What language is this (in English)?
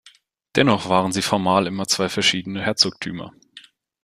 German